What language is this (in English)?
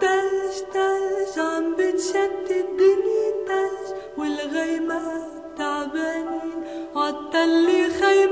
Bulgarian